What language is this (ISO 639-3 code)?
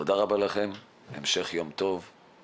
heb